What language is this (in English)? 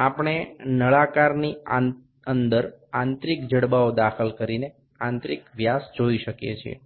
Gujarati